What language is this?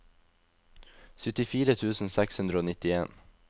Norwegian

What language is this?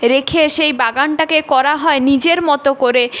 Bangla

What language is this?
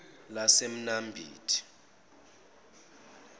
Zulu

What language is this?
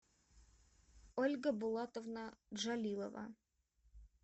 Russian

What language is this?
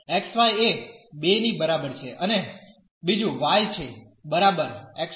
Gujarati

